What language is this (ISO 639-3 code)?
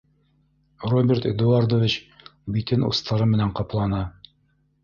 bak